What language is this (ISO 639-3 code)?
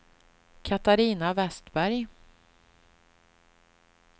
swe